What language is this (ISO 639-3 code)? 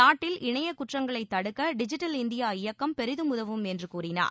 tam